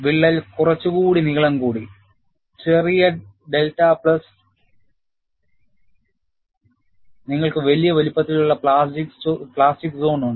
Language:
Malayalam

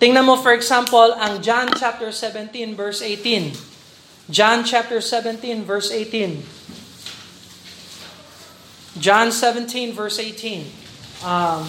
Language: Filipino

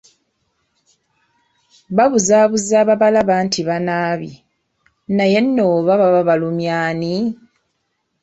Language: Ganda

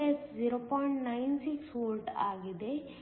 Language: Kannada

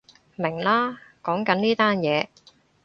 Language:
Cantonese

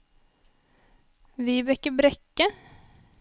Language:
Norwegian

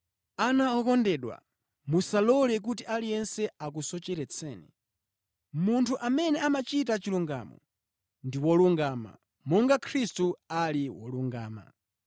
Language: Nyanja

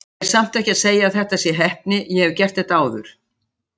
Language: Icelandic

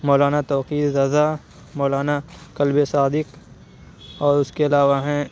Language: Urdu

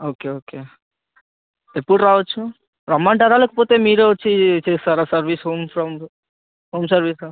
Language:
Telugu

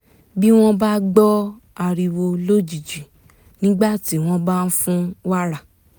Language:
Yoruba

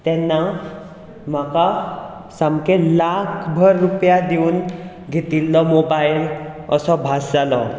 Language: Konkani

